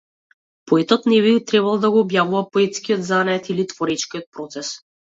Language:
Macedonian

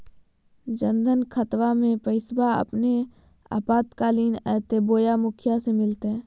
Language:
Magahi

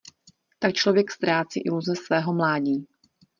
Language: Czech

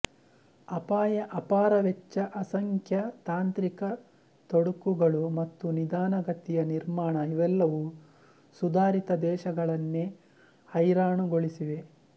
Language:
Kannada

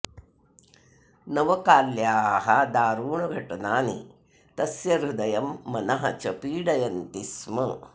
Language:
Sanskrit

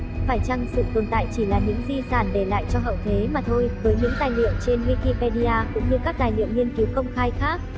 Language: Vietnamese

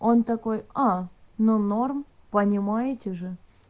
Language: Russian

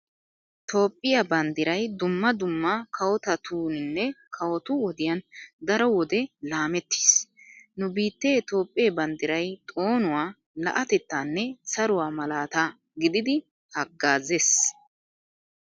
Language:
Wolaytta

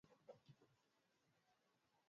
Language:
Swahili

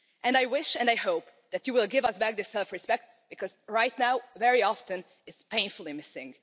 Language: English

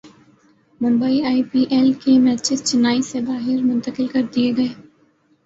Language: Urdu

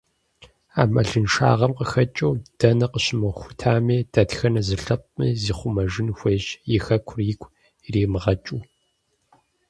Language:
Kabardian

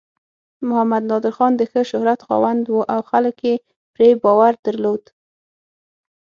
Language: Pashto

